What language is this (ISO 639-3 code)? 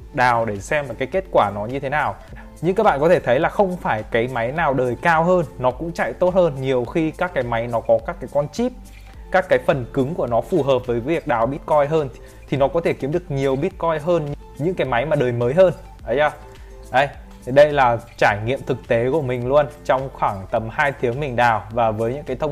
vie